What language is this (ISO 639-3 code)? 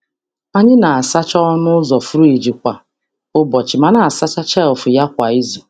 ibo